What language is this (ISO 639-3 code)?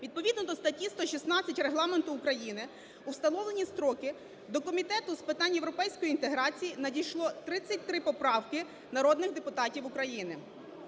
ukr